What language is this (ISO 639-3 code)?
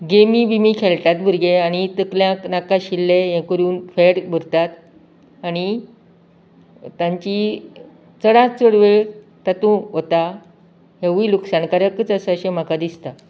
kok